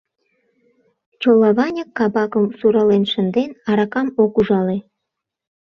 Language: Mari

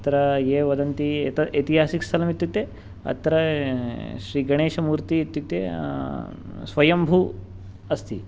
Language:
Sanskrit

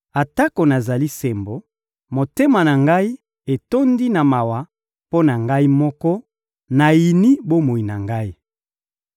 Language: Lingala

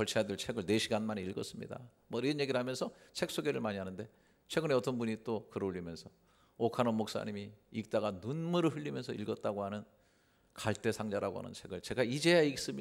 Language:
Korean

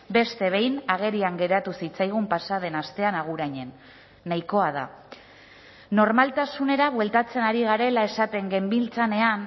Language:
Basque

